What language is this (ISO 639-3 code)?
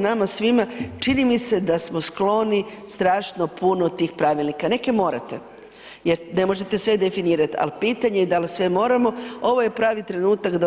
hrv